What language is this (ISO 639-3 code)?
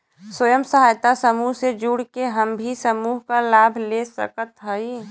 bho